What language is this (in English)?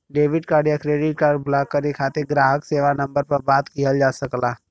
Bhojpuri